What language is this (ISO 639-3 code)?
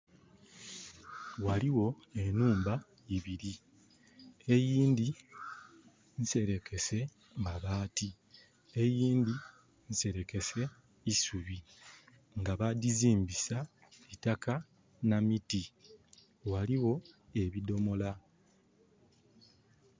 xog